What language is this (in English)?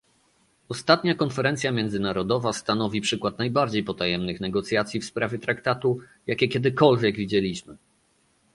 Polish